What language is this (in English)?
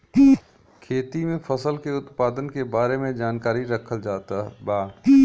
Bhojpuri